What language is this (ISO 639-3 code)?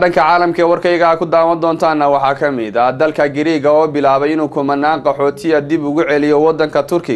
ara